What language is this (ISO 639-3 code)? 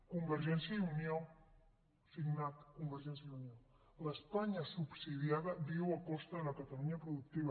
cat